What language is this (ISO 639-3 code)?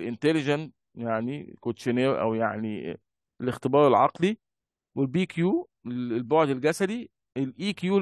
ara